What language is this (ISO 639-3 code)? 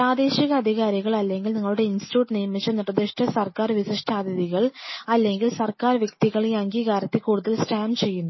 mal